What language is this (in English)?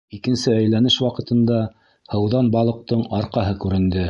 Bashkir